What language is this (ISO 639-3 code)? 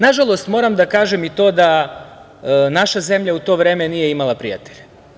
srp